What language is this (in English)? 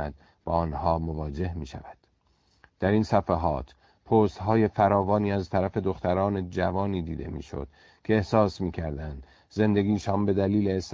Persian